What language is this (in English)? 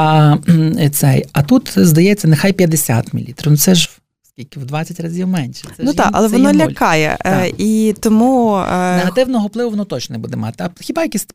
Ukrainian